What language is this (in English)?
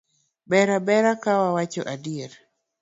Luo (Kenya and Tanzania)